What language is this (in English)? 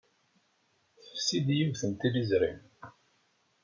Kabyle